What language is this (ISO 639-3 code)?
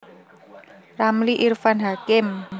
jav